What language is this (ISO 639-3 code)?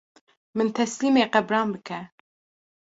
kur